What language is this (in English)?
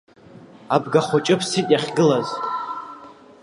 Abkhazian